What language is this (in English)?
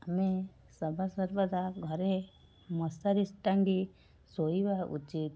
Odia